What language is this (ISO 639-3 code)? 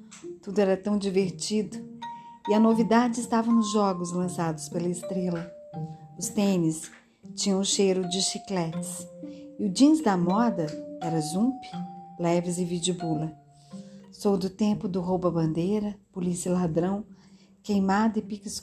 por